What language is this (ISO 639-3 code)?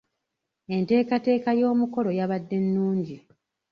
lug